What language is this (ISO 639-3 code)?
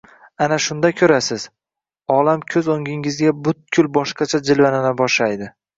uzb